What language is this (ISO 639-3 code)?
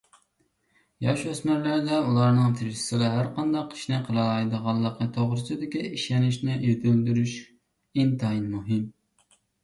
uig